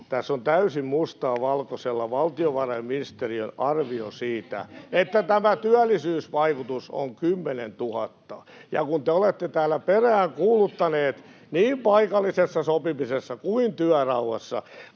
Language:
Finnish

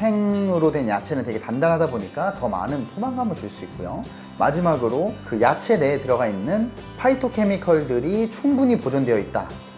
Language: Korean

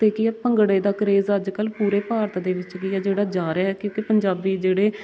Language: Punjabi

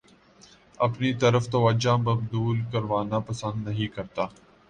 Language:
Urdu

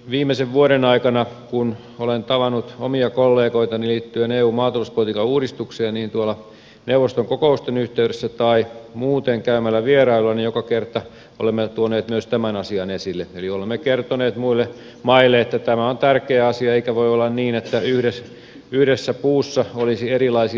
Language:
Finnish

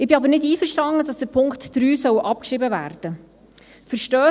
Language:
Swiss German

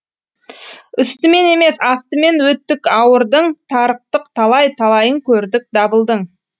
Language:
Kazakh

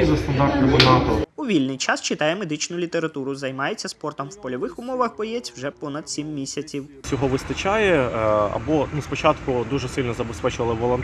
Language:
Ukrainian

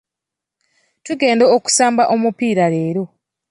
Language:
Ganda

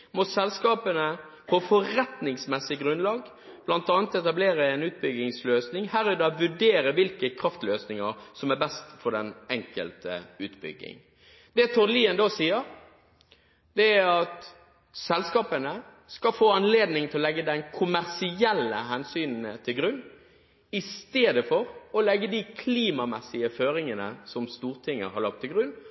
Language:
Norwegian Bokmål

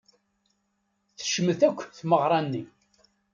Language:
Kabyle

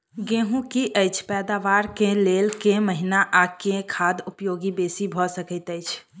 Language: Maithili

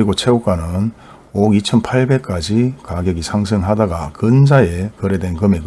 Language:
Korean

